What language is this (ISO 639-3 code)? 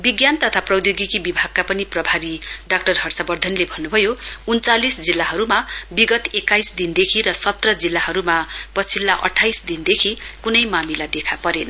nep